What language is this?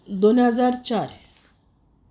Konkani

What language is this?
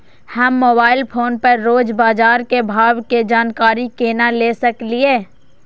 Maithili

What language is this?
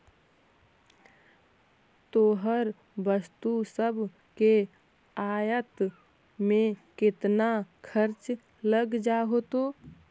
Magahi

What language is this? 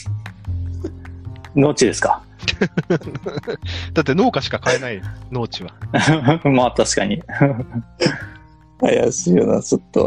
Japanese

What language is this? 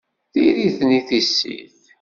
Kabyle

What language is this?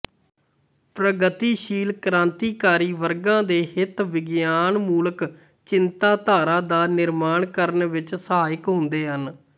Punjabi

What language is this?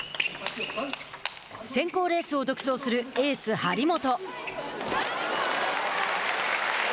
Japanese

